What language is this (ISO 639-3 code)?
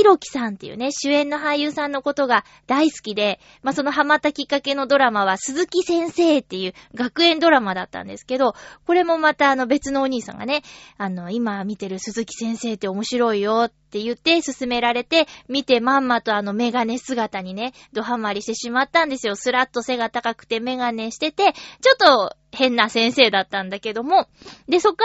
jpn